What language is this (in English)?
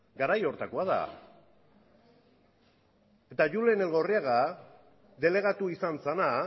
Basque